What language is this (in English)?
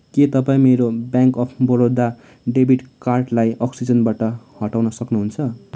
Nepali